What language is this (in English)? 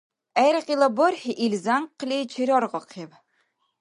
Dargwa